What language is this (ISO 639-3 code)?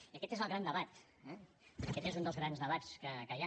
cat